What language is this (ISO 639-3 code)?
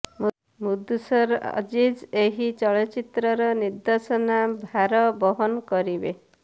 ori